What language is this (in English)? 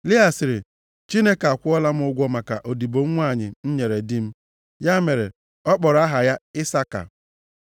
Igbo